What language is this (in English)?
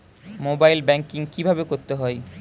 Bangla